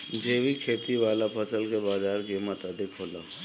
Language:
Bhojpuri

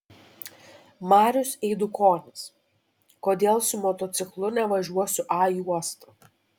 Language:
Lithuanian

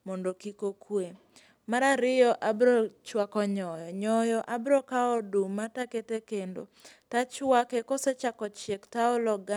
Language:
Luo (Kenya and Tanzania)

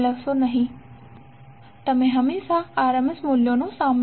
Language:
Gujarati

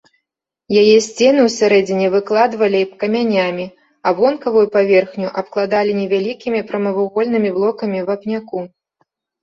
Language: Belarusian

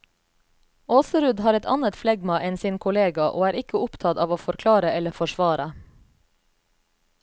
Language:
Norwegian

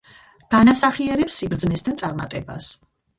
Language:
Georgian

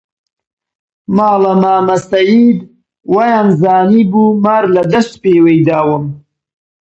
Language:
Central Kurdish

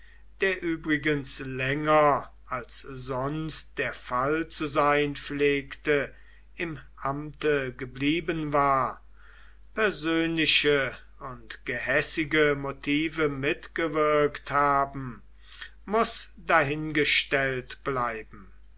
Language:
German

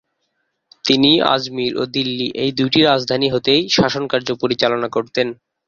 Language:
Bangla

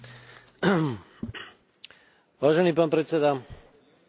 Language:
Slovak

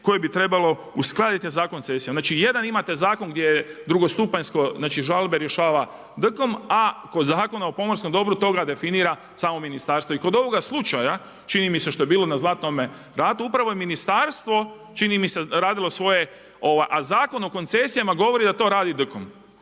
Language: Croatian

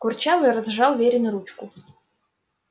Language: Russian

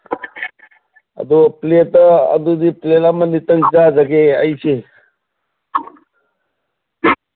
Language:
Manipuri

